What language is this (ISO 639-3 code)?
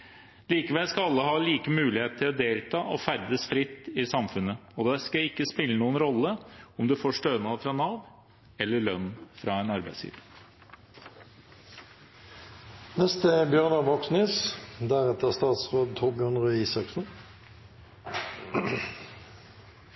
nob